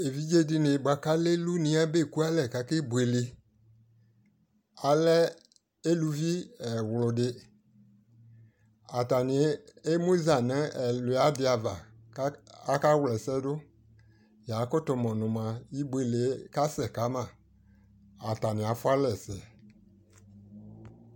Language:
Ikposo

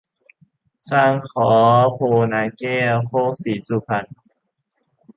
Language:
Thai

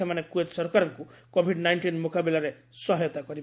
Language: Odia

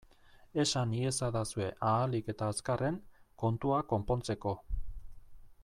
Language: Basque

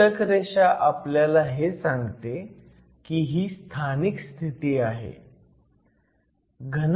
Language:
Marathi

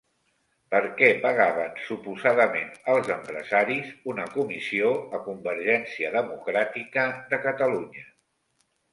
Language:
Catalan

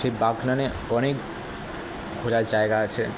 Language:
Bangla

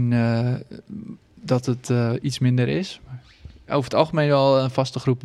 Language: Dutch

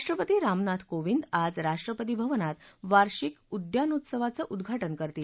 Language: Marathi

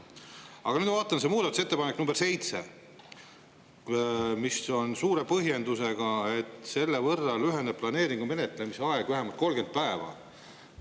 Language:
Estonian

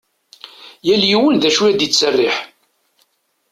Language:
Kabyle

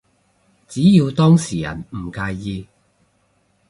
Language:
Cantonese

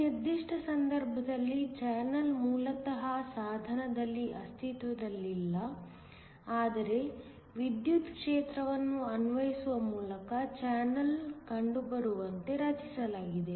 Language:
Kannada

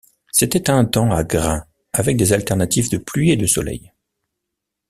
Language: French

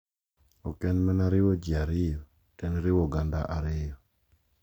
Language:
Luo (Kenya and Tanzania)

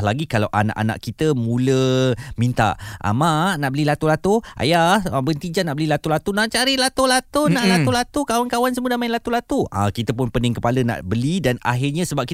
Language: Malay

